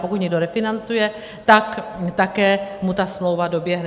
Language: Czech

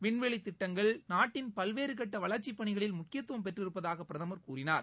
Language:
Tamil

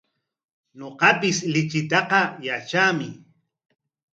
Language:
Corongo Ancash Quechua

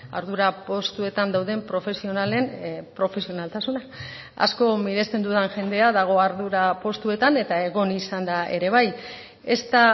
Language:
Basque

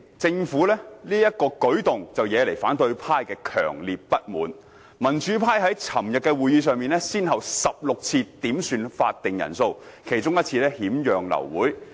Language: Cantonese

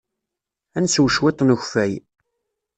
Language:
Kabyle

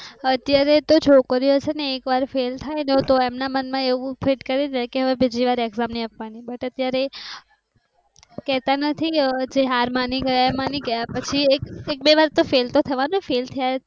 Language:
Gujarati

